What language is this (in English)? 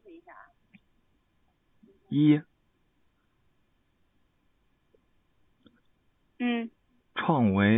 Chinese